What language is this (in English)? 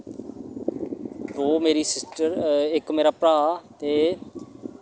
Dogri